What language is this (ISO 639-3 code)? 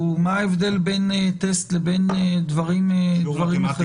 heb